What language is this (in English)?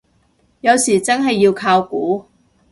Cantonese